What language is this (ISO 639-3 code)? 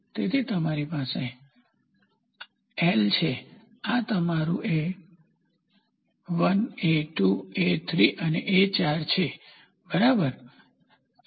guj